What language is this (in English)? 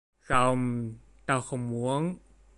Vietnamese